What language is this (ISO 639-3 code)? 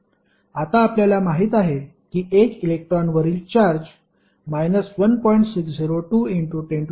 mar